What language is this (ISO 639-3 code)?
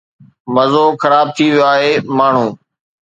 snd